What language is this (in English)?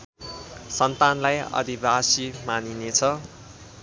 Nepali